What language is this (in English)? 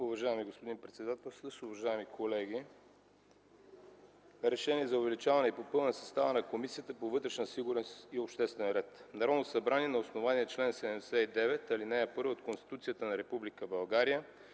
Bulgarian